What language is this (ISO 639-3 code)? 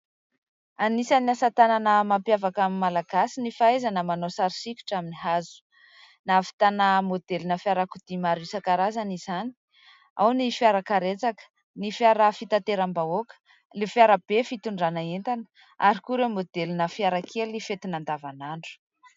mlg